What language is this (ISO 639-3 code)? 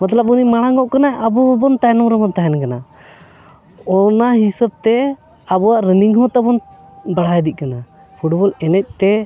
sat